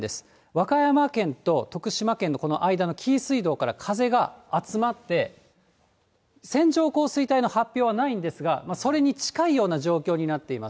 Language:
Japanese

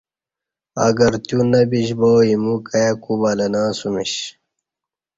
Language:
Kati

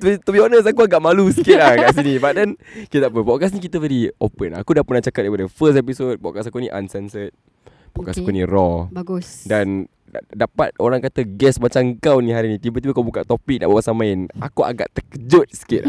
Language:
Malay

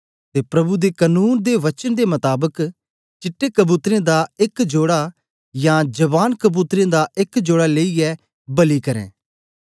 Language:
Dogri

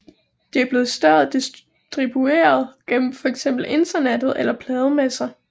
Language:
Danish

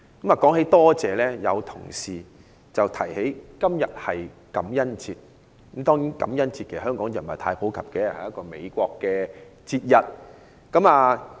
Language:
Cantonese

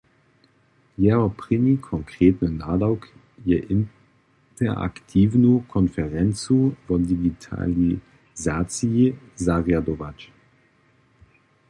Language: Upper Sorbian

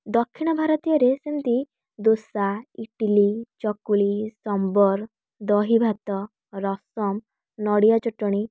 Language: Odia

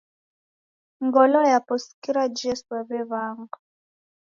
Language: Taita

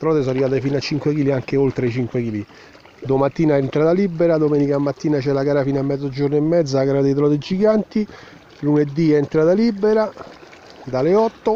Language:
Italian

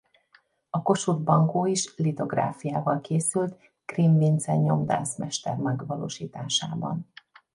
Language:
Hungarian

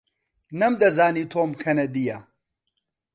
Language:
Central Kurdish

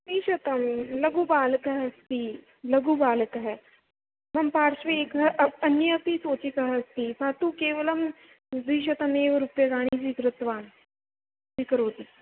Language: Sanskrit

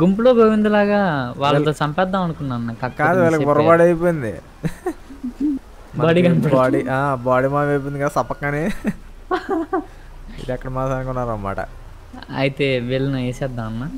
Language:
Telugu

